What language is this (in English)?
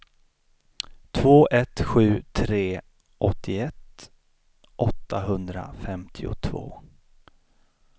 Swedish